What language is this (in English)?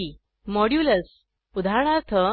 Marathi